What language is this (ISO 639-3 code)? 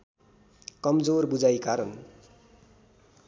nep